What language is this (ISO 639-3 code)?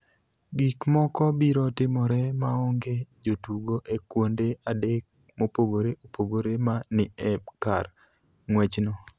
luo